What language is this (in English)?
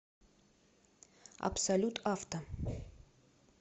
Russian